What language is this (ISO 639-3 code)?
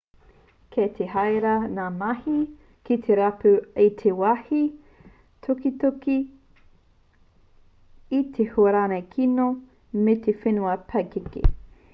mri